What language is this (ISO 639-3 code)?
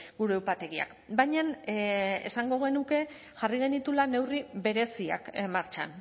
eus